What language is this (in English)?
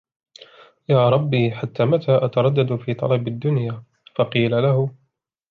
Arabic